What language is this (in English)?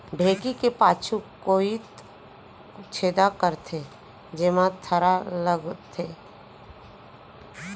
Chhattisgarhi